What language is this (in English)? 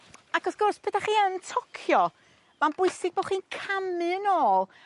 Welsh